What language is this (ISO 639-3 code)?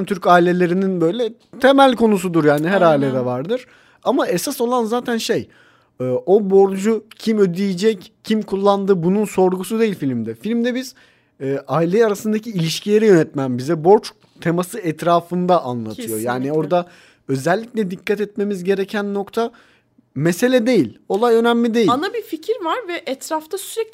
tur